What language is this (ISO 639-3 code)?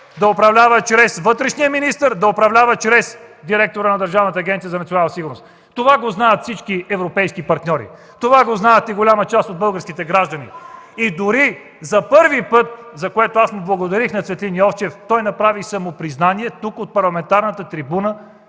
bul